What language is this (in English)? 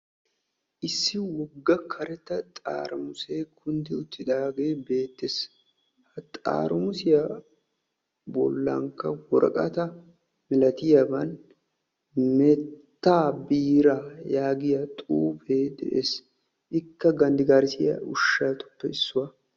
Wolaytta